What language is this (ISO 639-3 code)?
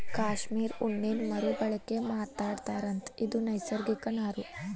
kan